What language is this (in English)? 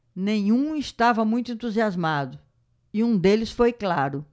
Portuguese